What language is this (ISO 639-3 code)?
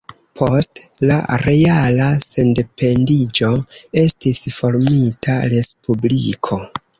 epo